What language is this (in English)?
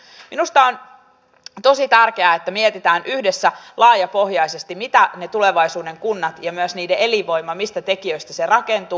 Finnish